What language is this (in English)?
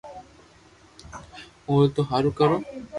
Loarki